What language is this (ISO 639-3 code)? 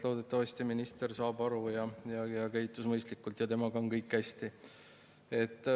est